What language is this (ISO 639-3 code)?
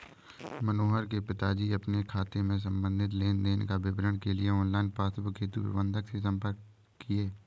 hin